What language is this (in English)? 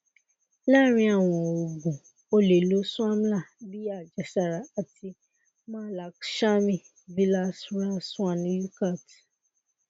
Yoruba